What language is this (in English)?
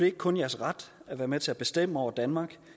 Danish